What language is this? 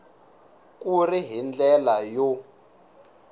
Tsonga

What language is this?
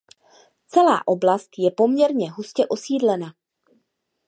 Czech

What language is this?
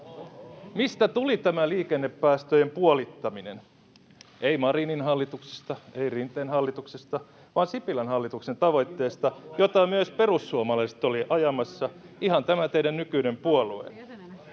Finnish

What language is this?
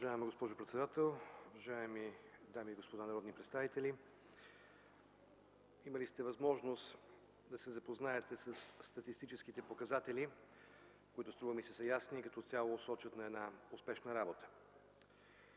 Bulgarian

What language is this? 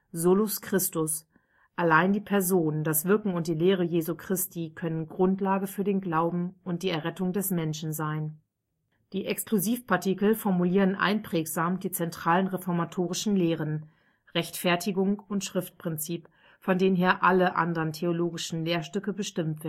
German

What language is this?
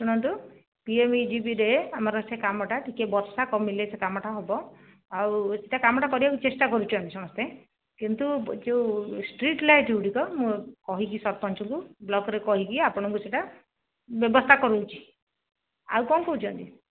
Odia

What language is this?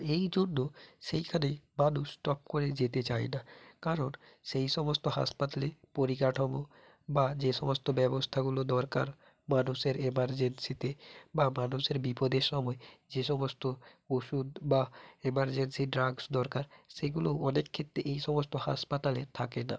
Bangla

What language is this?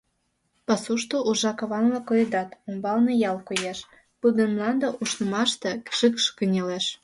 Mari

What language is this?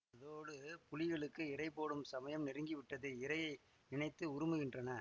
Tamil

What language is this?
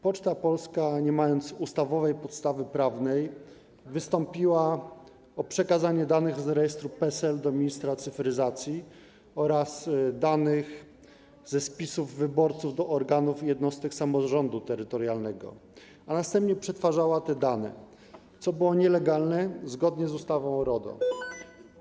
Polish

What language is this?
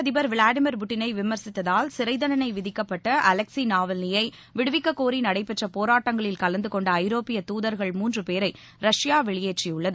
Tamil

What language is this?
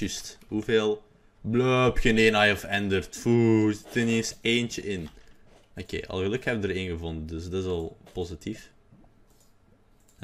Dutch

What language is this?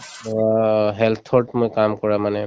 Assamese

